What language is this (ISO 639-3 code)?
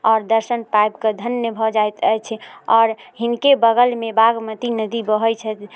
mai